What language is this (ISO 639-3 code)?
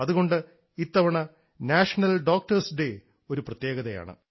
mal